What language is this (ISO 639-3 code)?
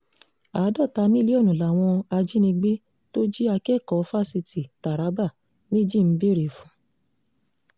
yor